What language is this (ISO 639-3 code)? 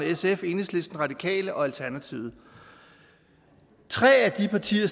dan